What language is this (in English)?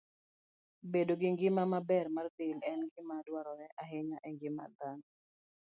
Luo (Kenya and Tanzania)